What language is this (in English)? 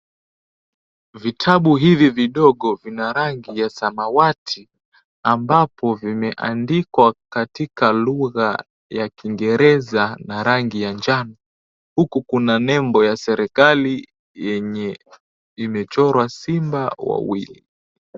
Swahili